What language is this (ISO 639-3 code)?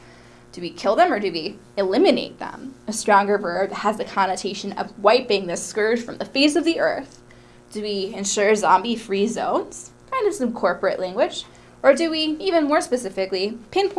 eng